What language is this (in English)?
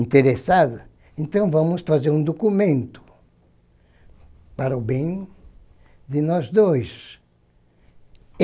Portuguese